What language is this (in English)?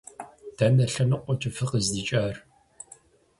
Kabardian